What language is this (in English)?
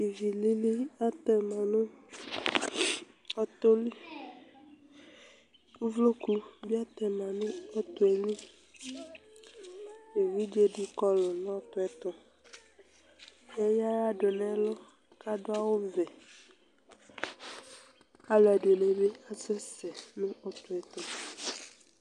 Ikposo